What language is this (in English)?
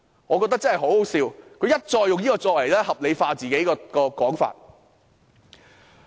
Cantonese